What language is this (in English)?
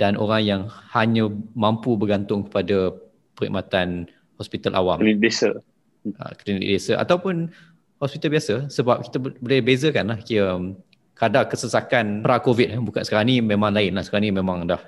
Malay